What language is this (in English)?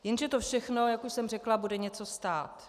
Czech